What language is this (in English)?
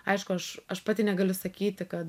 Lithuanian